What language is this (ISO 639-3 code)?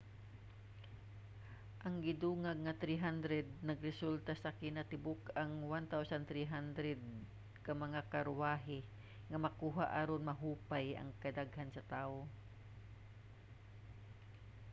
ceb